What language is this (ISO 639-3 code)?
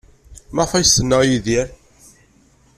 kab